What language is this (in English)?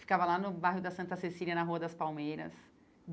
Portuguese